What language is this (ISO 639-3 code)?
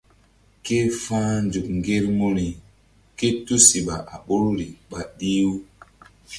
mdd